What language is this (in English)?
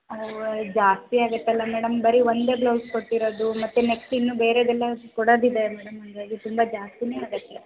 Kannada